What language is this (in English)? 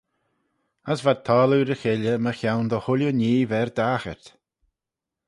Manx